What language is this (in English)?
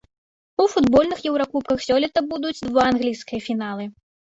Belarusian